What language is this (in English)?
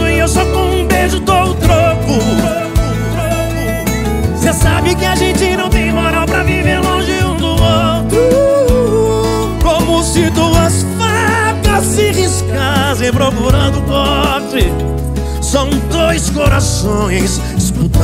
Portuguese